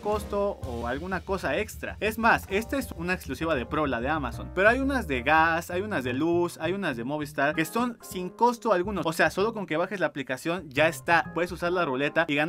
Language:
Spanish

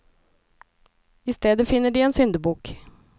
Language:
Norwegian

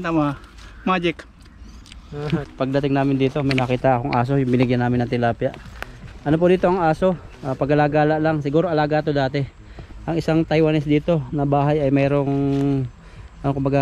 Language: Filipino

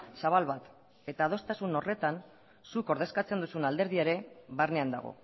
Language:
Basque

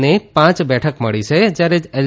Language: Gujarati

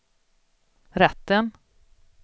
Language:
Swedish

